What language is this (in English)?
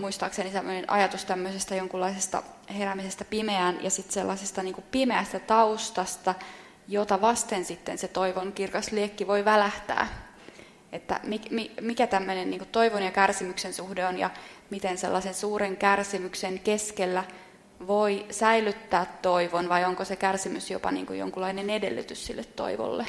Finnish